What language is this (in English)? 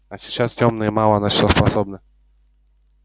Russian